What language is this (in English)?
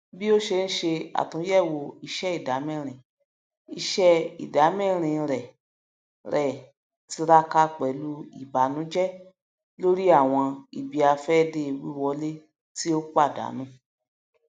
Yoruba